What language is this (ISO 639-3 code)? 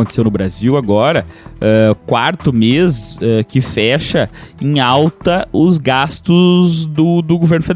por